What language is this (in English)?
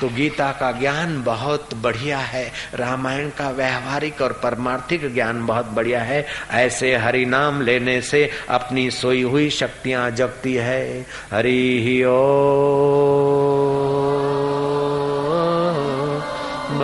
Hindi